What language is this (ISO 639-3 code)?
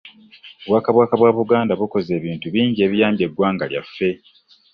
lug